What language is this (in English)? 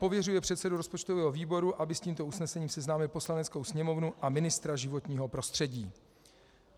Czech